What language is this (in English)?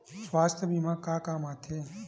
Chhattisgarhi